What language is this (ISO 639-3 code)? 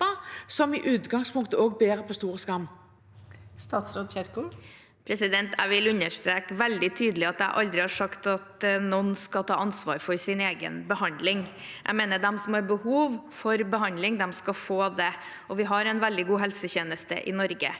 nor